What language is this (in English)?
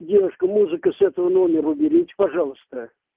Russian